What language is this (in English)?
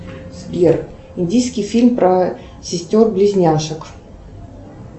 Russian